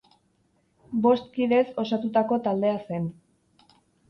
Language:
Basque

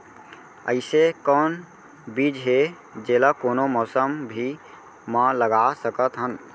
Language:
Chhattisgarhi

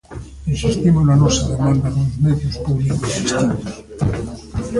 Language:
Galician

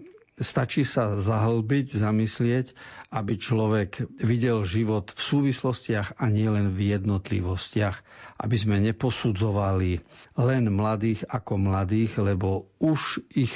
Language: Slovak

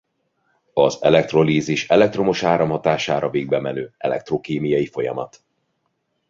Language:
Hungarian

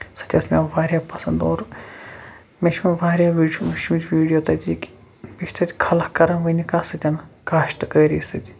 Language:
Kashmiri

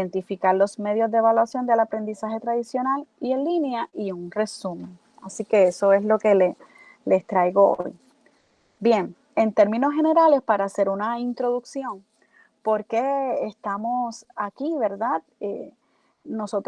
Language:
Spanish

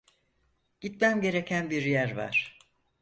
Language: Turkish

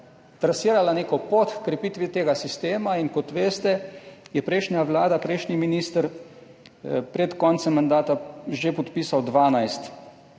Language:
Slovenian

